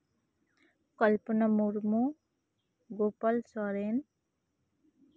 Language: Santali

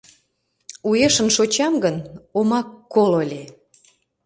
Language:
Mari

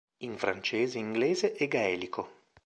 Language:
Italian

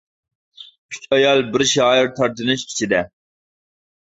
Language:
Uyghur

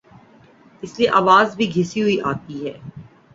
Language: Urdu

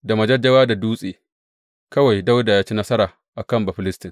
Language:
Hausa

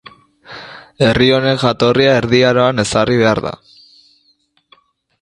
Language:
Basque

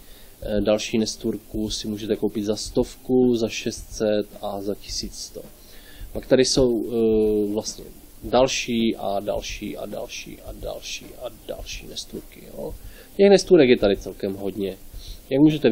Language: Czech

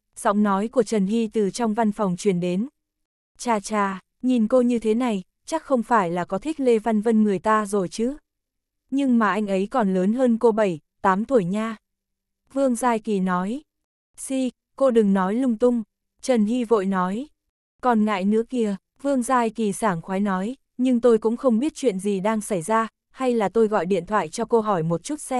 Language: Vietnamese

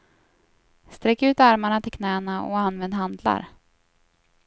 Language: Swedish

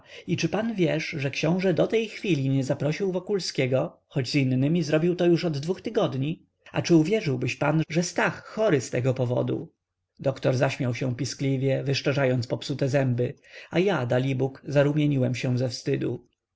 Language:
Polish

